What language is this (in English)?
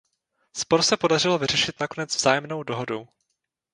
Czech